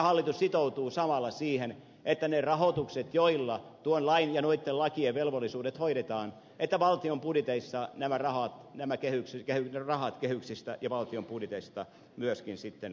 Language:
Finnish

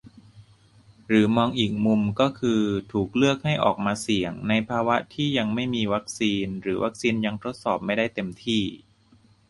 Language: Thai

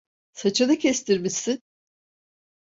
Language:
Turkish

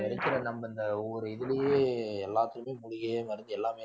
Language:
Tamil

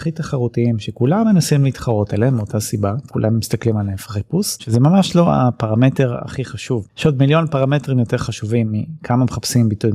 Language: Hebrew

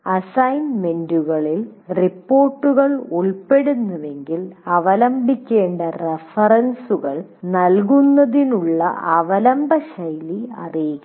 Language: Malayalam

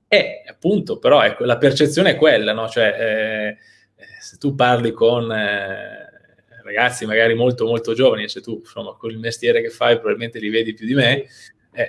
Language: Italian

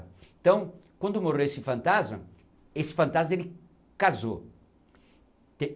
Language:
Portuguese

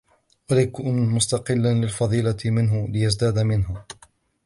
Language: Arabic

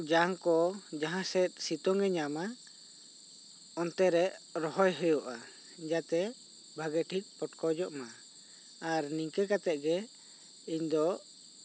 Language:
Santali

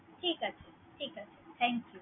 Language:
Bangla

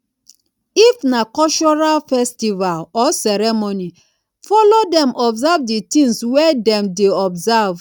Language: Nigerian Pidgin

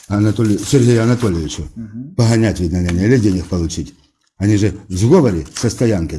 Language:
Russian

